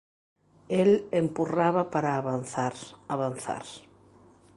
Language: Galician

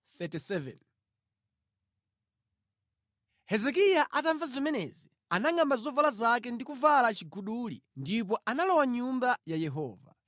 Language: Nyanja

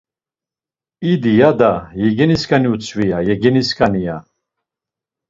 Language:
Laz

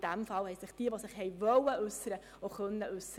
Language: Swiss German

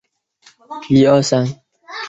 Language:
Chinese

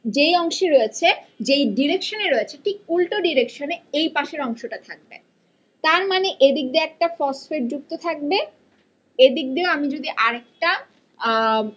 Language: Bangla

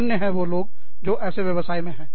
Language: Hindi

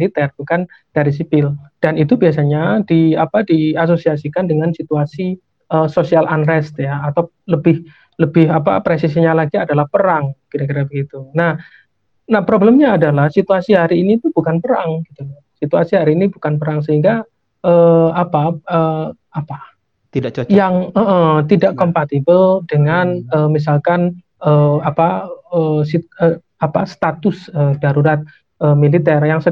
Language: Indonesian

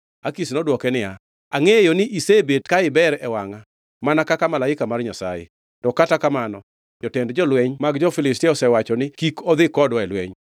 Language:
Luo (Kenya and Tanzania)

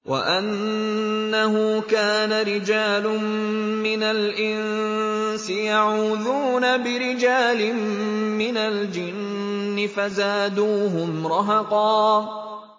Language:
Arabic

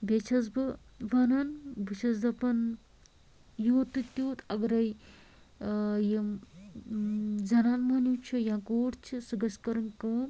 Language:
Kashmiri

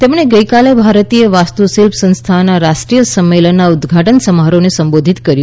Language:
Gujarati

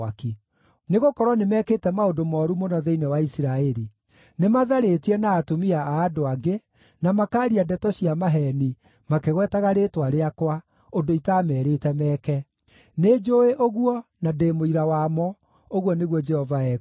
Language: Kikuyu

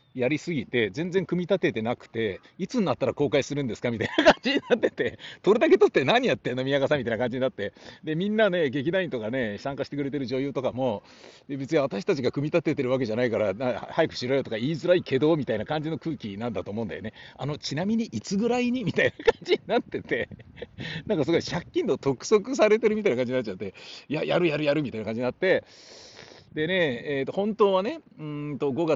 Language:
Japanese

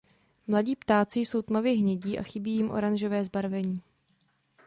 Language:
Czech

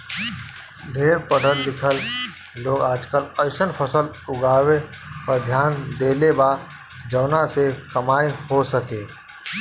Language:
Bhojpuri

